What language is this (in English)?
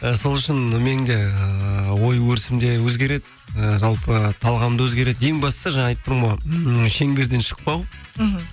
Kazakh